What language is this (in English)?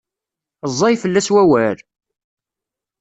Kabyle